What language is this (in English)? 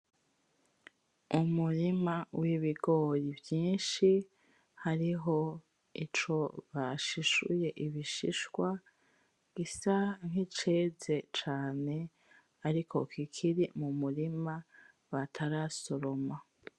Rundi